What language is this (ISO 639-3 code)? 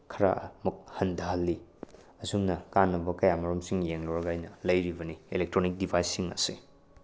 mni